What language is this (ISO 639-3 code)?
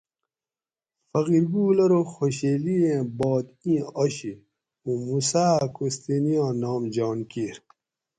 gwc